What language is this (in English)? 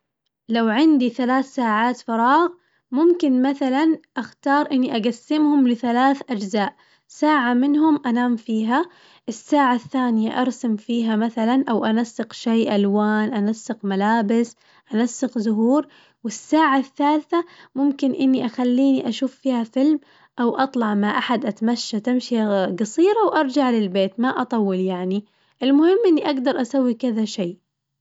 Najdi Arabic